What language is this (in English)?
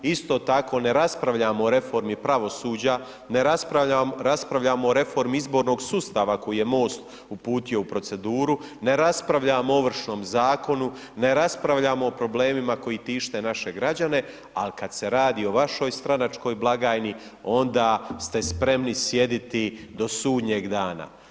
Croatian